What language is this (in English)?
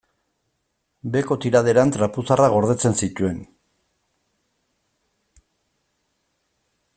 Basque